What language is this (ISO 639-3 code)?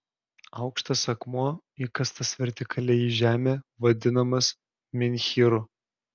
lit